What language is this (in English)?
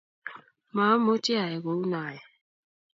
Kalenjin